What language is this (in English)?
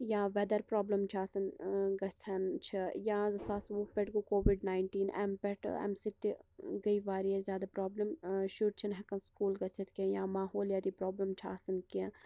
Kashmiri